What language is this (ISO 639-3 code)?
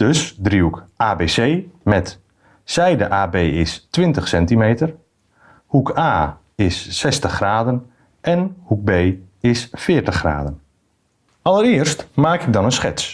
nld